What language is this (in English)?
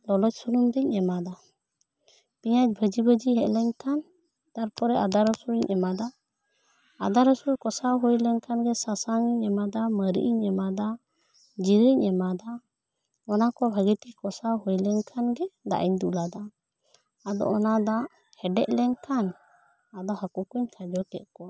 Santali